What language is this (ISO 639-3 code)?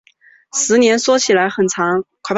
zho